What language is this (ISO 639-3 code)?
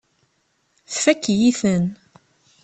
kab